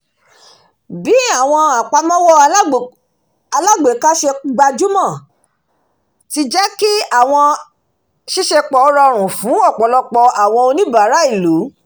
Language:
Yoruba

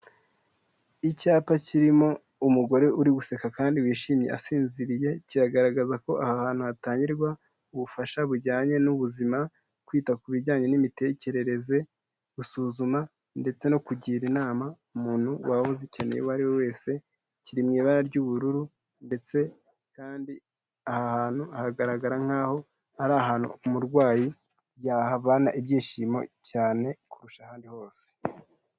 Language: Kinyarwanda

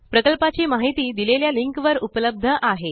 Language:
Marathi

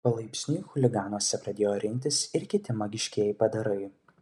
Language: Lithuanian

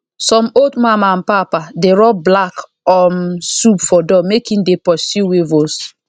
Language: Nigerian Pidgin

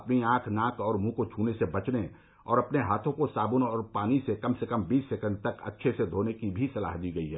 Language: Hindi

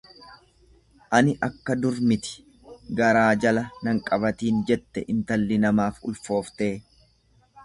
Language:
Oromo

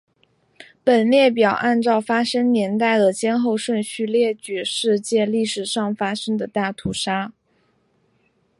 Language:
Chinese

